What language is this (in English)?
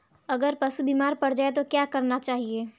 Hindi